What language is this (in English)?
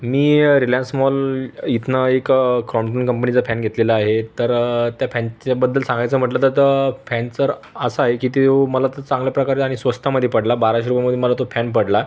Marathi